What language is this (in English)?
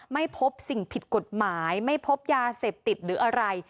Thai